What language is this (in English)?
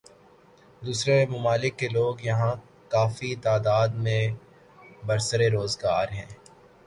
Urdu